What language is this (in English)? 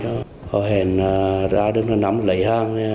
Vietnamese